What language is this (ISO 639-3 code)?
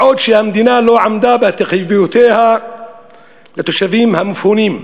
heb